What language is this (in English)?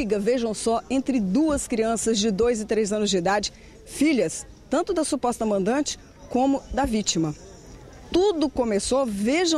Portuguese